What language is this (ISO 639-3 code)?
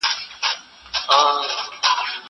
pus